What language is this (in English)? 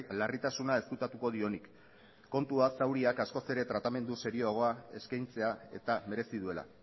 Basque